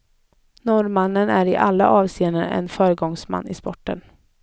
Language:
Swedish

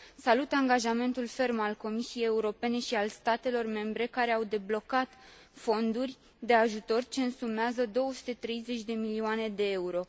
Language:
Romanian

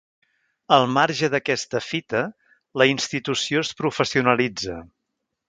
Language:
Catalan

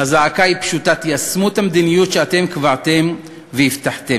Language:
Hebrew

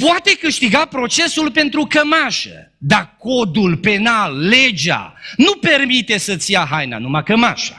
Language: Romanian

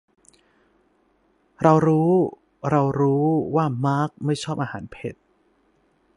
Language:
Thai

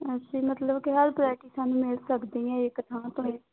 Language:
Punjabi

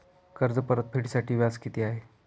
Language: Marathi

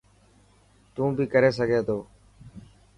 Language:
Dhatki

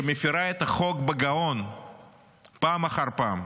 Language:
Hebrew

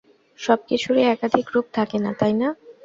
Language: Bangla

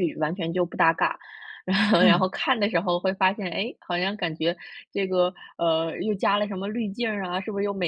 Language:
Chinese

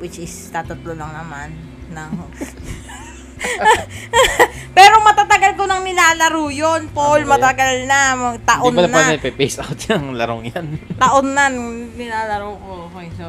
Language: Filipino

